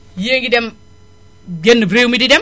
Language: Wolof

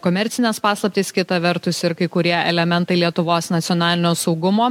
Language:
Lithuanian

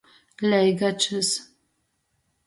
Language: Latgalian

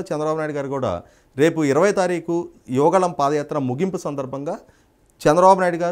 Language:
Telugu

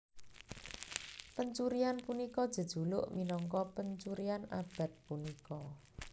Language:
Javanese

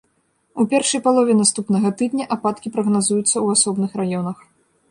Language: Belarusian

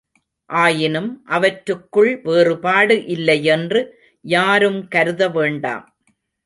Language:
Tamil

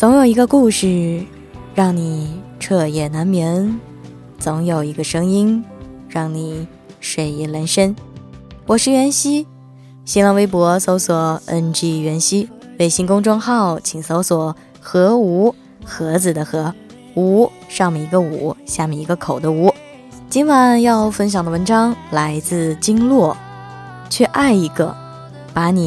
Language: Chinese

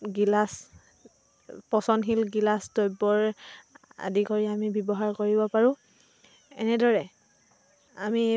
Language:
Assamese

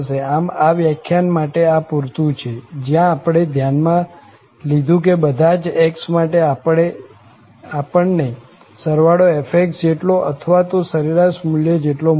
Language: Gujarati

